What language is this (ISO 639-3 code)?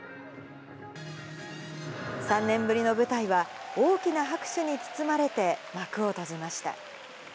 jpn